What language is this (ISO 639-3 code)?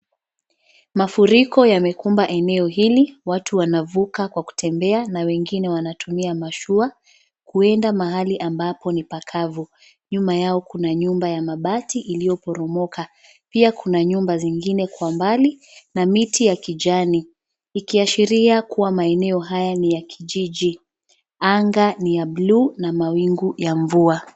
swa